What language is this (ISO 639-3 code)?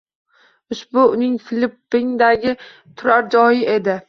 uzb